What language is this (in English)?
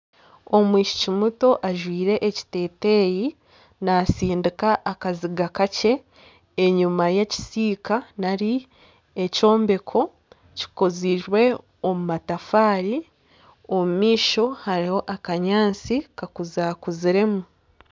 Nyankole